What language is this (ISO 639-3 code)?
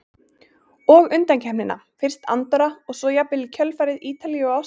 isl